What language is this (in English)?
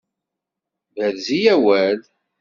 Kabyle